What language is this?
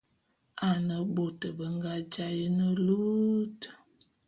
Bulu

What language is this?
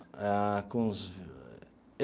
Portuguese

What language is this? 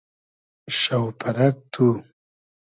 Hazaragi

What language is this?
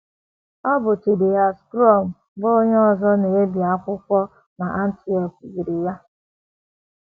Igbo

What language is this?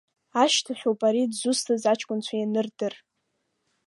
Abkhazian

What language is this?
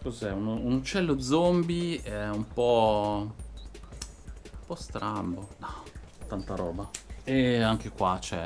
Italian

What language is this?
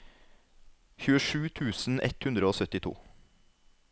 Norwegian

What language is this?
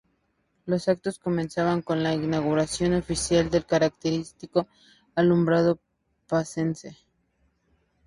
Spanish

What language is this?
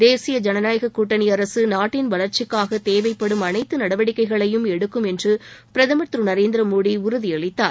Tamil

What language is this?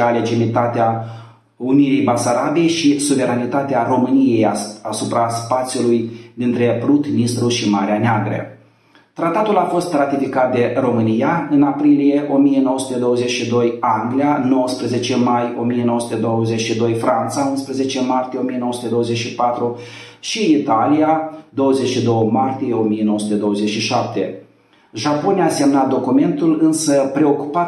Romanian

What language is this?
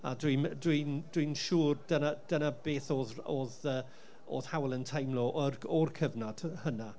Welsh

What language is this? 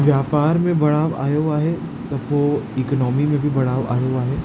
Sindhi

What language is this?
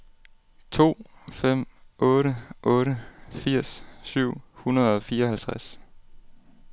Danish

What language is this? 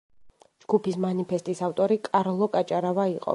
Georgian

